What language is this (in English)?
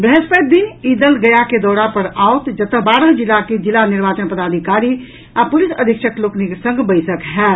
Maithili